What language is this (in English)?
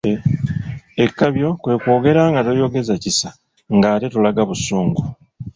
Ganda